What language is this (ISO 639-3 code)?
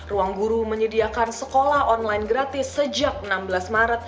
ind